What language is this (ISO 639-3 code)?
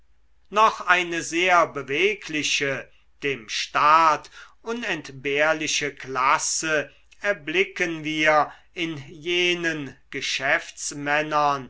deu